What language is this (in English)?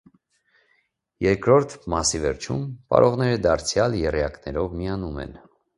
Armenian